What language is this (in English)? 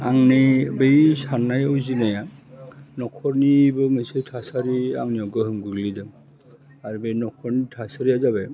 Bodo